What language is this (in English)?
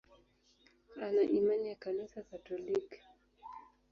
Swahili